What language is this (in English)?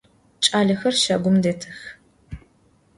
Adyghe